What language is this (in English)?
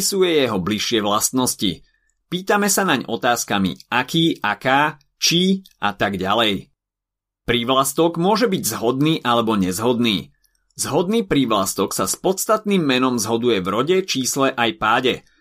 Slovak